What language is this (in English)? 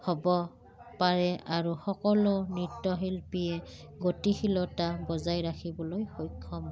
Assamese